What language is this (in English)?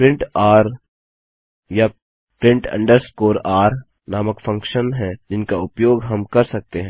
Hindi